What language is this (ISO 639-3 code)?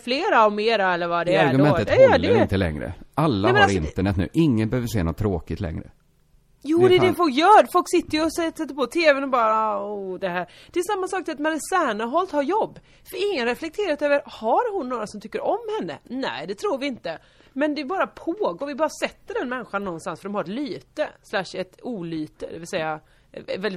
swe